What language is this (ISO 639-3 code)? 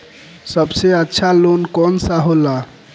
bho